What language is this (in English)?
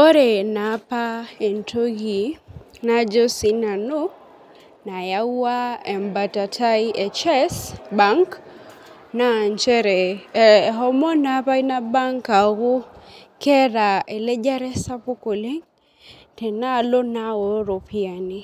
Masai